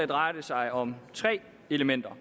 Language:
Danish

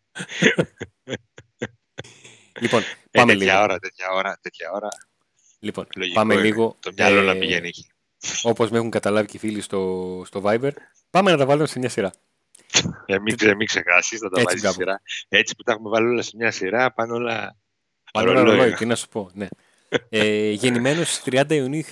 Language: Greek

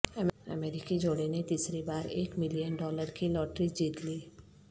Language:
Urdu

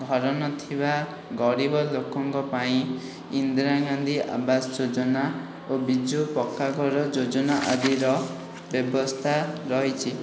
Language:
Odia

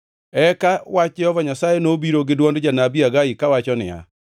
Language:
Luo (Kenya and Tanzania)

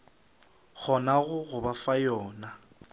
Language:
Northern Sotho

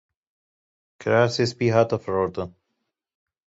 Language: Kurdish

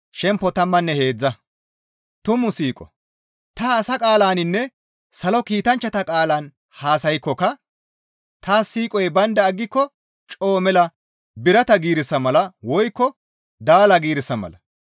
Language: Gamo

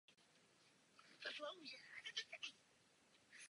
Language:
Czech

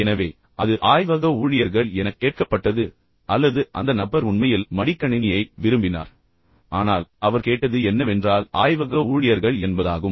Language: Tamil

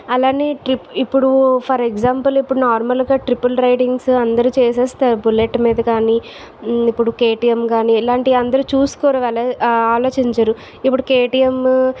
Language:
Telugu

